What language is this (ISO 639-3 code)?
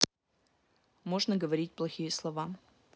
rus